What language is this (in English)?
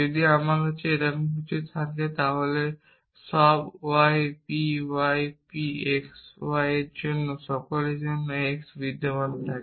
Bangla